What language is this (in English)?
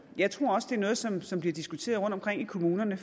Danish